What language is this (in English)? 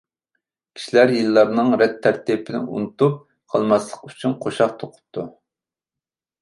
Uyghur